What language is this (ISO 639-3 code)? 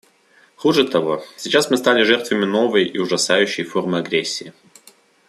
rus